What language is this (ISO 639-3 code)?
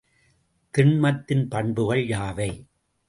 tam